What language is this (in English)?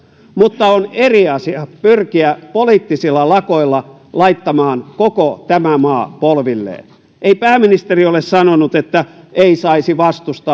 Finnish